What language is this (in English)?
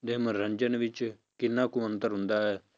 Punjabi